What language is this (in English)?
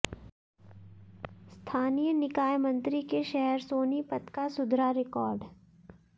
Hindi